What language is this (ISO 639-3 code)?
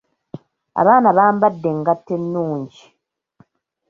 lug